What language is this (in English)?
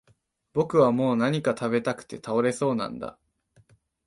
Japanese